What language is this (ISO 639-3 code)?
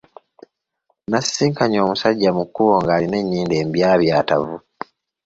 lug